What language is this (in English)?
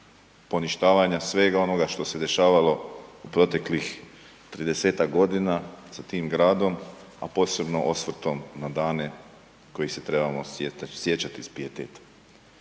Croatian